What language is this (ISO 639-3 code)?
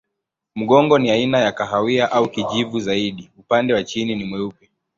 swa